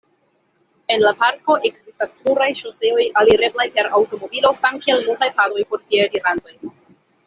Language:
Esperanto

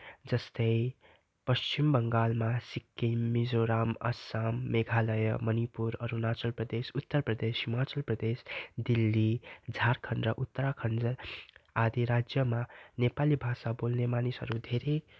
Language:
Nepali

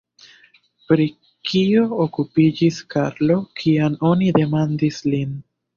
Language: Esperanto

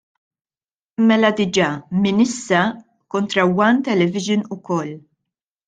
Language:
Maltese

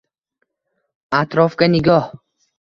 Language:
Uzbek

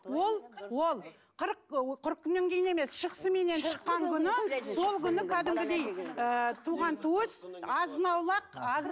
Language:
Kazakh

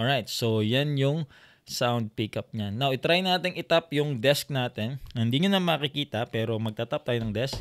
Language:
Filipino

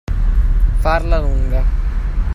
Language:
Italian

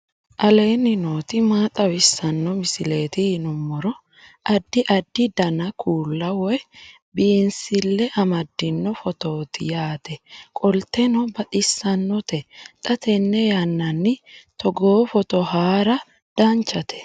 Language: Sidamo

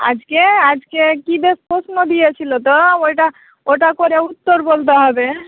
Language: Bangla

